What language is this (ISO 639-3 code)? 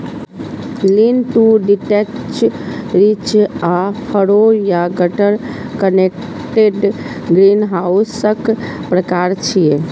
mai